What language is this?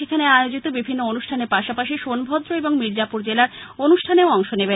Bangla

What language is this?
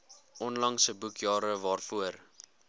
Afrikaans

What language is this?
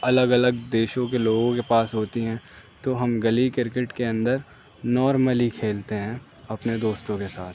Urdu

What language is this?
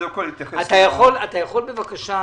Hebrew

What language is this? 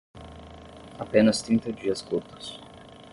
Portuguese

